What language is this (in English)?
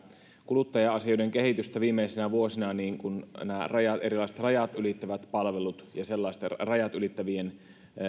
Finnish